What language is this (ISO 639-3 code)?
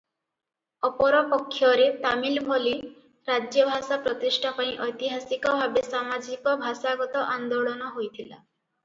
ori